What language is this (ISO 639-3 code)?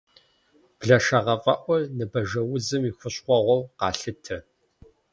kbd